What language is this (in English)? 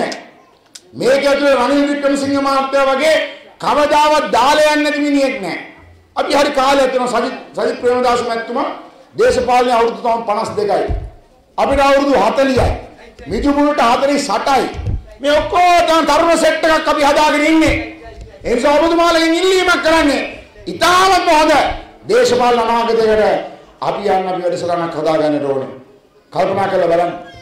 Hindi